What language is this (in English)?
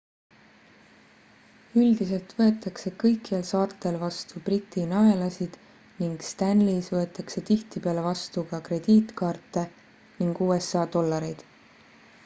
Estonian